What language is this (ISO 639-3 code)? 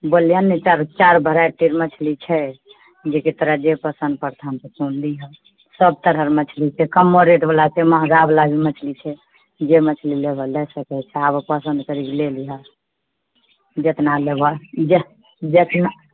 mai